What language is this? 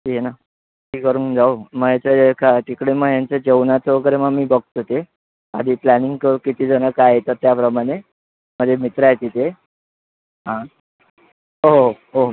Marathi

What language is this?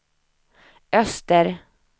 Swedish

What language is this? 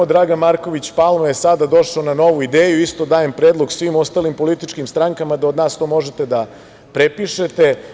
Serbian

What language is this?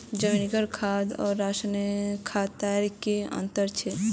Magahi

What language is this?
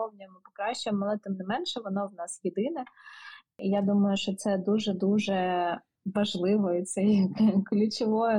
Ukrainian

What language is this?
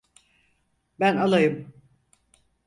Turkish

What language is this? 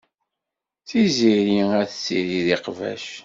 Kabyle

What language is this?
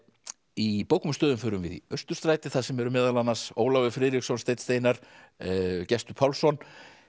Icelandic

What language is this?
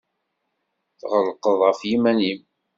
Kabyle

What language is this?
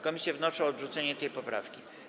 Polish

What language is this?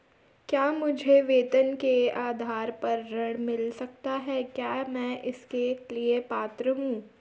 Hindi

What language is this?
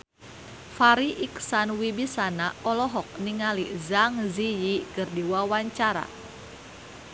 Sundanese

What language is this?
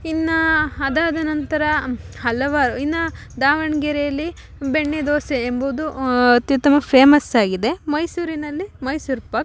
Kannada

